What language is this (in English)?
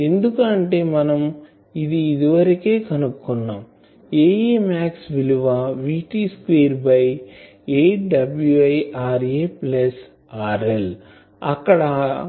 Telugu